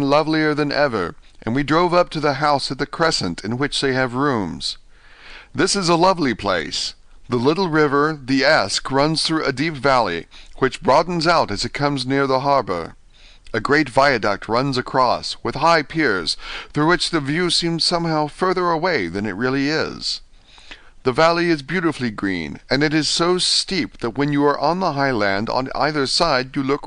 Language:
English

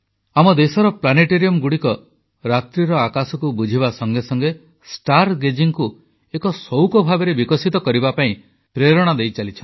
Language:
Odia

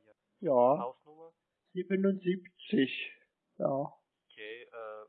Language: German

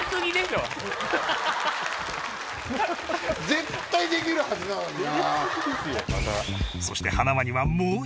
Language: Japanese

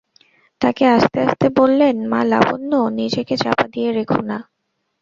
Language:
Bangla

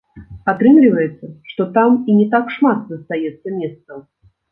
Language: Belarusian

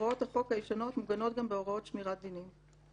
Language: Hebrew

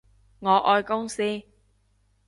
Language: Cantonese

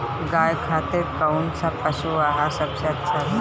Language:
Bhojpuri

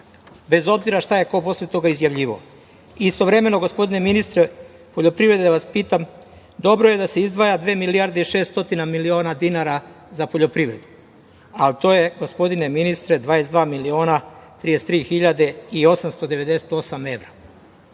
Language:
Serbian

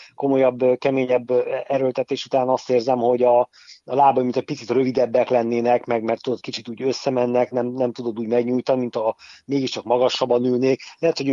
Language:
Hungarian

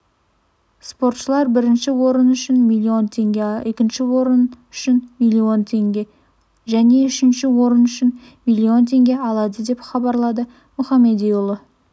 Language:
Kazakh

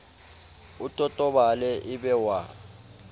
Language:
Southern Sotho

